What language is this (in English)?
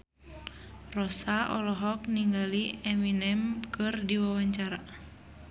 Sundanese